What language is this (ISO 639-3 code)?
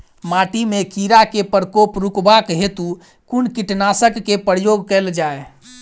mai